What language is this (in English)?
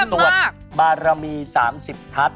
Thai